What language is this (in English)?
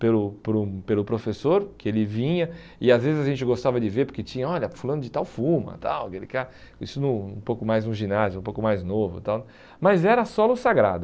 Portuguese